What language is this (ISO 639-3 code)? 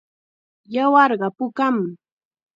qxa